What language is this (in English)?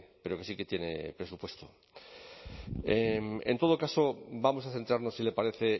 Spanish